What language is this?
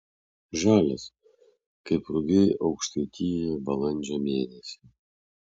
Lithuanian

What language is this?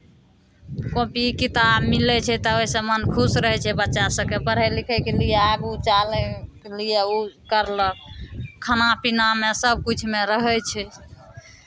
Maithili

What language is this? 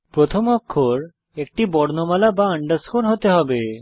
Bangla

